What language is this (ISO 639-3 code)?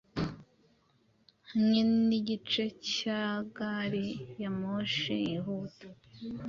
kin